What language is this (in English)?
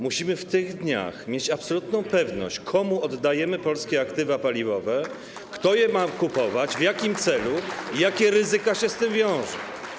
Polish